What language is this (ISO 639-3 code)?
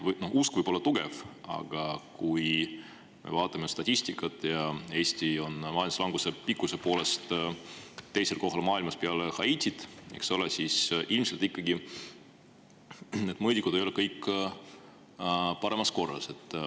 est